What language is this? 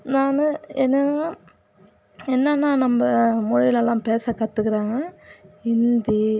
Tamil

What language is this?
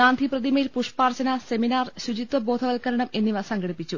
Malayalam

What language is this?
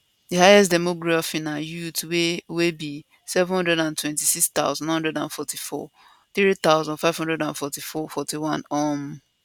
Nigerian Pidgin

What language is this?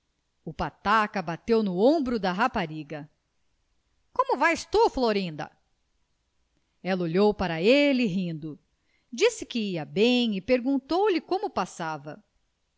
Portuguese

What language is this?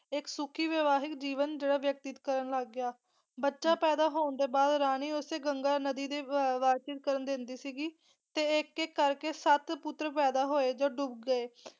Punjabi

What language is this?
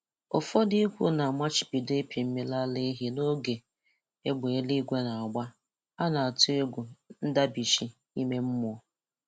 Igbo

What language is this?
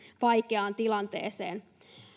Finnish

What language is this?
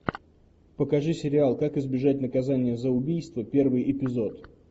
Russian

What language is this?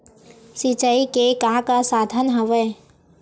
Chhattisgarhi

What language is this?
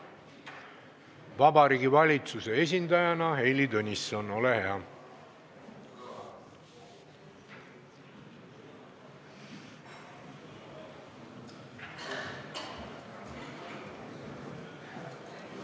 Estonian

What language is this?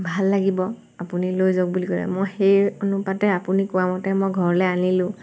Assamese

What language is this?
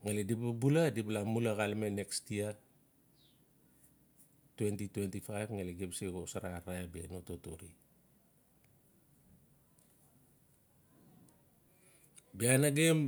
Notsi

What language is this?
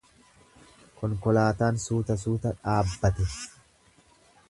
Oromo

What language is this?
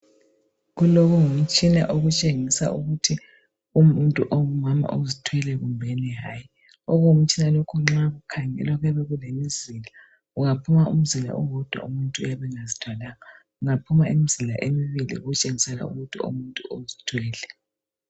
North Ndebele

